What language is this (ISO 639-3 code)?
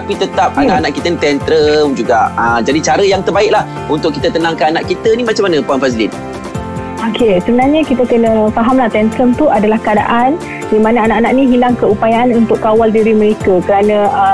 msa